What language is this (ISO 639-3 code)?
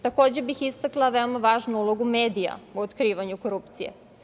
srp